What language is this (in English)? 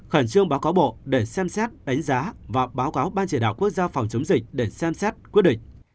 Vietnamese